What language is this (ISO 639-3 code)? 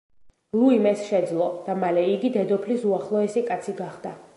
kat